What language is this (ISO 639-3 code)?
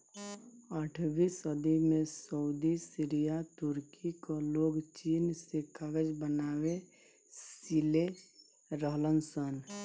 bho